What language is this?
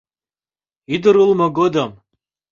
Mari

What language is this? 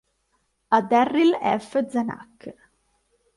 Italian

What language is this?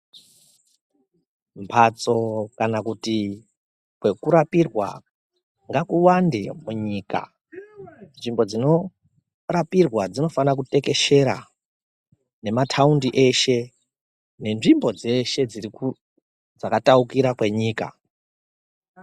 Ndau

